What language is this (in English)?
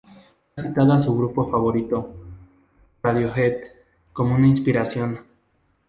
Spanish